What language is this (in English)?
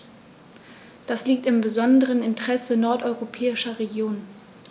German